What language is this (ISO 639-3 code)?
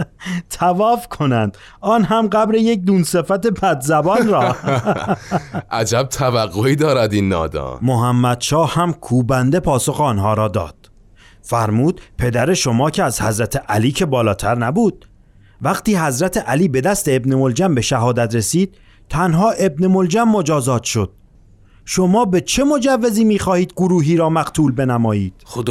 fas